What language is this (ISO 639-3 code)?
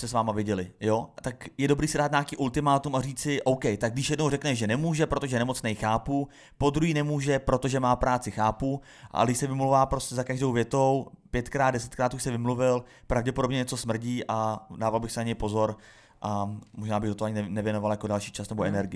ces